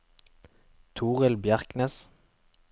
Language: Norwegian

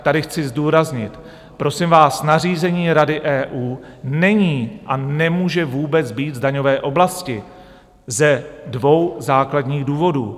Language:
Czech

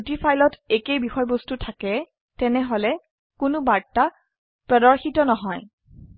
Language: Assamese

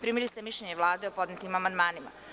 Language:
Serbian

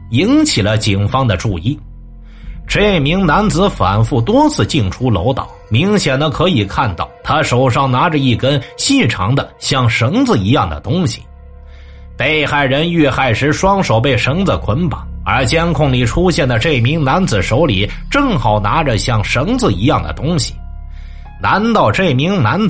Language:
Chinese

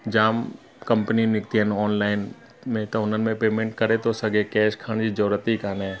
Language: Sindhi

